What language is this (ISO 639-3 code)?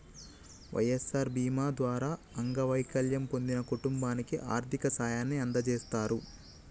tel